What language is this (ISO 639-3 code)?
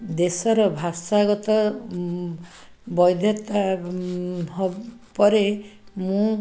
ori